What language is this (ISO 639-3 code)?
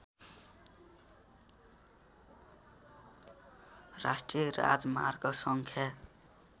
nep